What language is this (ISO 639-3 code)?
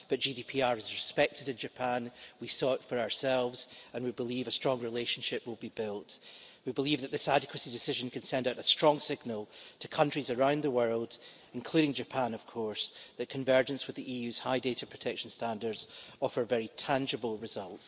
eng